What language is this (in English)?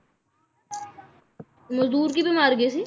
Punjabi